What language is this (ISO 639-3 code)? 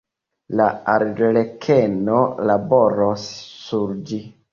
epo